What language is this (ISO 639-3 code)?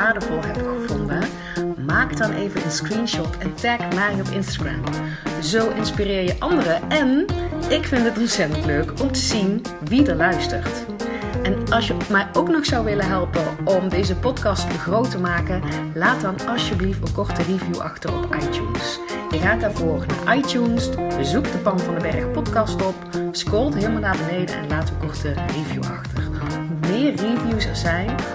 nld